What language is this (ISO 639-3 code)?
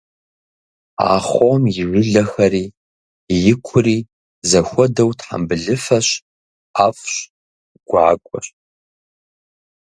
kbd